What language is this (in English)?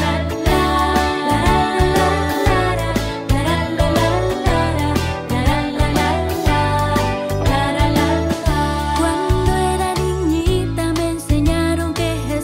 Vietnamese